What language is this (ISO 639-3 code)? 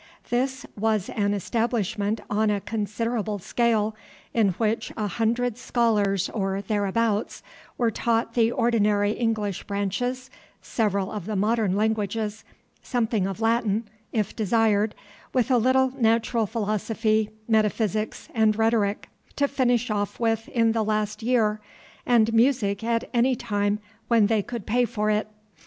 eng